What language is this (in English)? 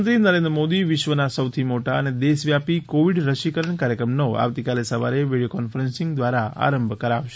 Gujarati